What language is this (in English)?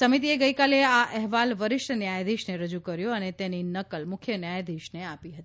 Gujarati